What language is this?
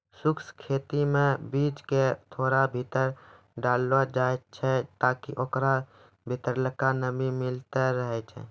Maithili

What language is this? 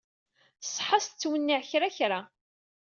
Kabyle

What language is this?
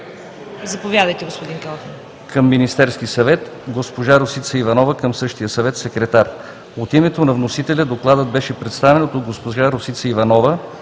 Bulgarian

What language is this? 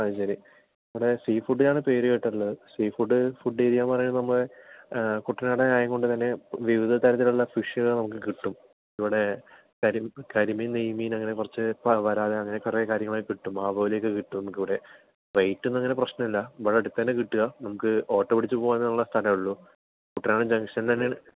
Malayalam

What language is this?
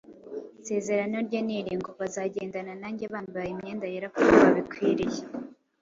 Kinyarwanda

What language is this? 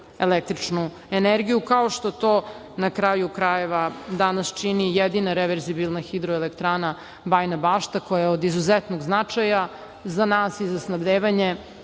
Serbian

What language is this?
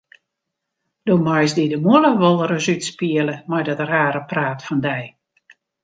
Western Frisian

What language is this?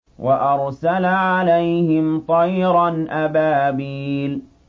Arabic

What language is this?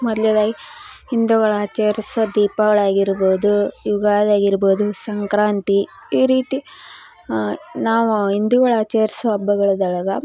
Kannada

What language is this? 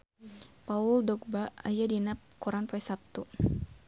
Sundanese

